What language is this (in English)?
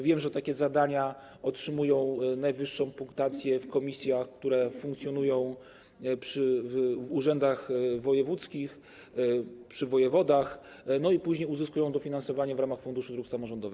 Polish